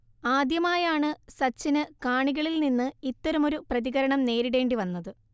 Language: Malayalam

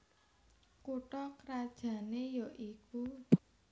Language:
Javanese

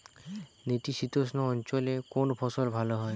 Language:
Bangla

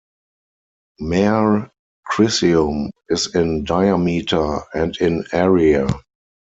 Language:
English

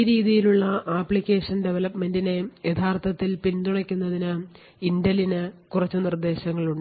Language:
Malayalam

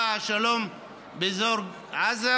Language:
Hebrew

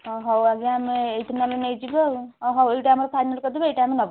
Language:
Odia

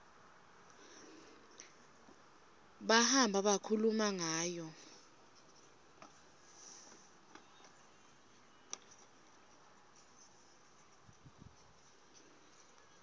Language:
Swati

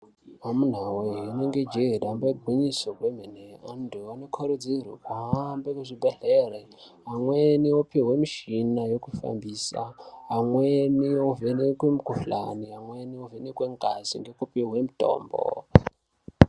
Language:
Ndau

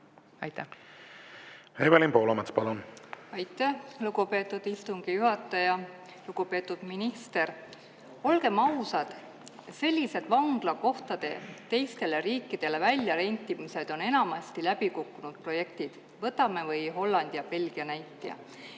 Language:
Estonian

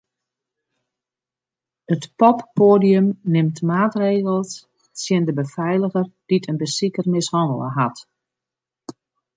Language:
Western Frisian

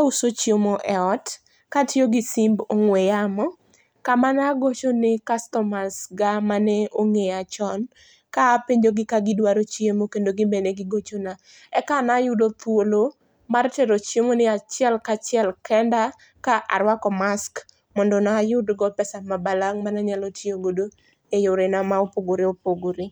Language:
Luo (Kenya and Tanzania)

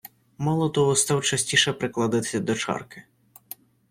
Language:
Ukrainian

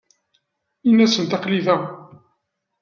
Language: Kabyle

